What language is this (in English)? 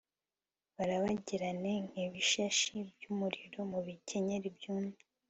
Kinyarwanda